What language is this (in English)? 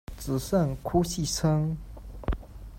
Chinese